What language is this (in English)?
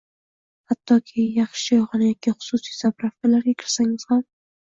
Uzbek